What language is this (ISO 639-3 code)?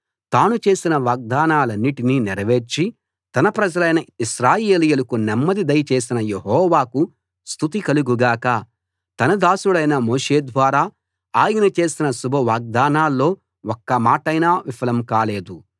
tel